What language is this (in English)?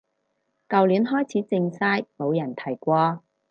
Cantonese